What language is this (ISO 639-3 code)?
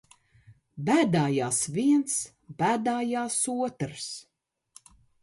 lav